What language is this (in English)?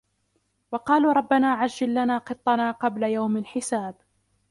Arabic